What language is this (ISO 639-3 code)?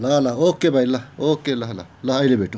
nep